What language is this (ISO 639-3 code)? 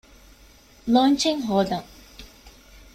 div